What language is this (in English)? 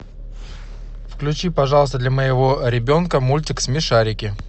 Russian